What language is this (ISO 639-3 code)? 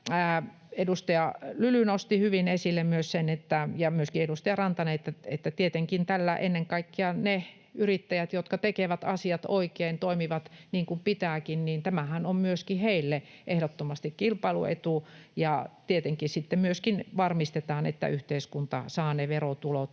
fin